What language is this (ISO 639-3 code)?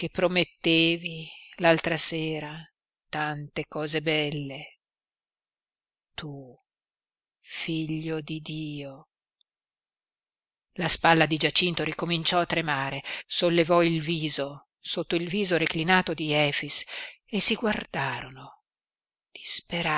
ita